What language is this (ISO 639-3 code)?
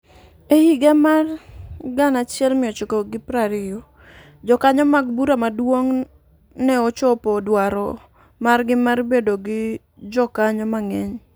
luo